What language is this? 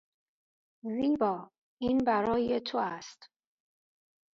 Persian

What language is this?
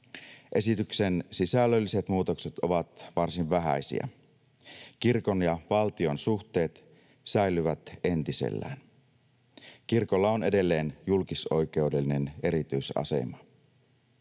Finnish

